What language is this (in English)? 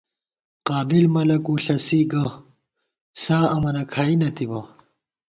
Gawar-Bati